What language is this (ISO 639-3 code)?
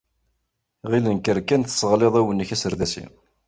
kab